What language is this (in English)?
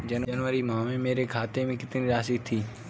Hindi